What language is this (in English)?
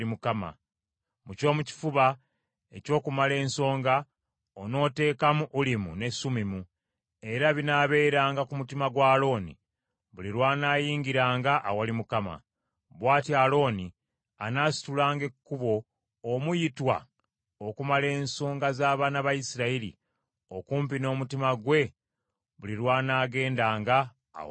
Ganda